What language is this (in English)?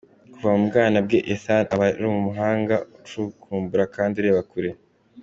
Kinyarwanda